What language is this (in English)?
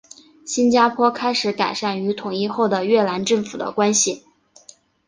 Chinese